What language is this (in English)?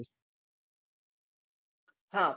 Gujarati